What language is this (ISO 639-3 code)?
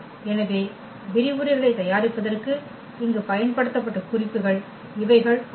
tam